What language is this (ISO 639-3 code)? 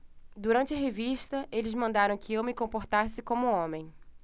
por